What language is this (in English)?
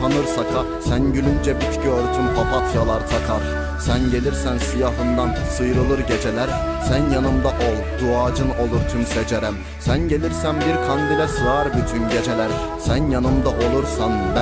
Turkish